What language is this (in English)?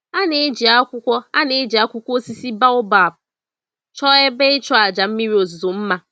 Igbo